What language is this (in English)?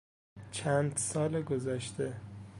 Persian